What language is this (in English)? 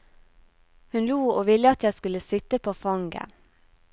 Norwegian